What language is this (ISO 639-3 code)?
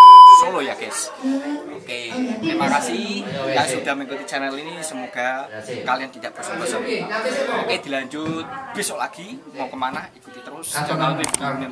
ind